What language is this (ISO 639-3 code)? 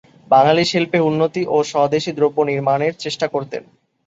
ben